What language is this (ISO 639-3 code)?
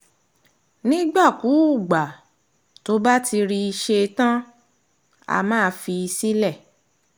yor